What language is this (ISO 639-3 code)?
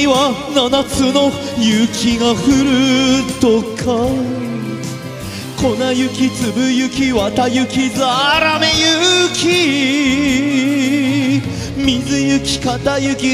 jpn